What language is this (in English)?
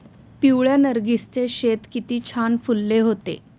Marathi